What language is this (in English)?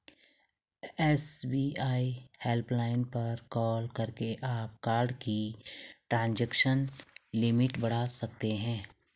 Hindi